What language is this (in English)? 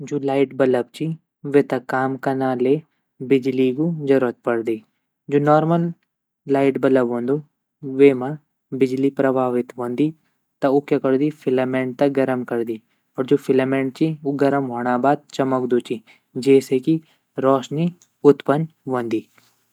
Garhwali